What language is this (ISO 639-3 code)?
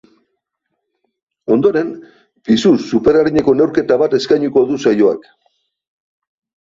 eus